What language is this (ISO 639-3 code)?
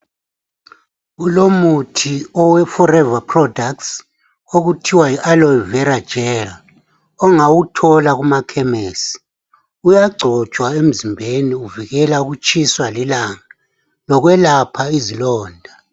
nde